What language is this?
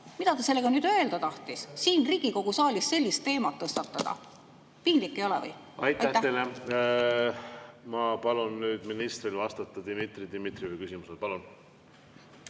Estonian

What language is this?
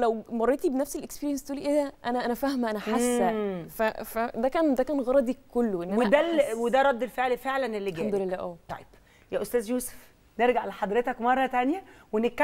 Arabic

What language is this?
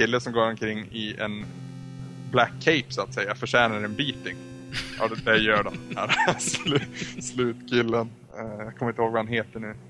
Swedish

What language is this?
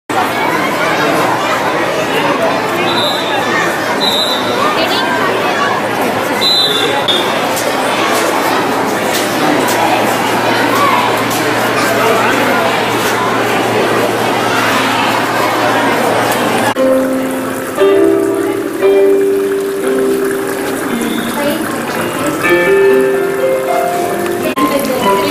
Spanish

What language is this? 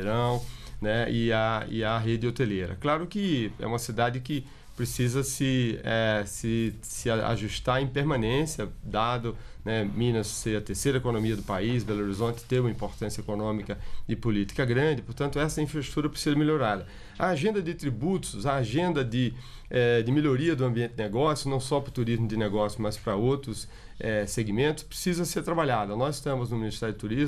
Portuguese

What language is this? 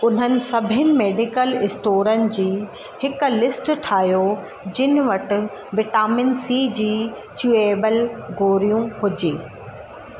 Sindhi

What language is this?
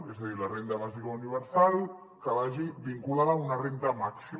Catalan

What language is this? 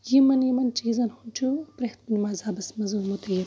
Kashmiri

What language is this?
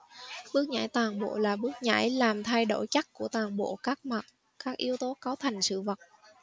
Vietnamese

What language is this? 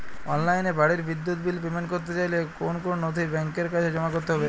Bangla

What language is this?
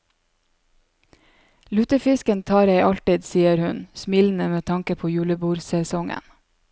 Norwegian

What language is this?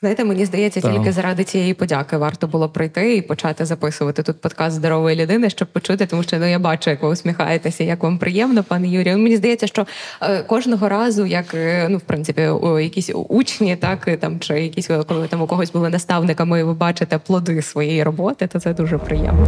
Ukrainian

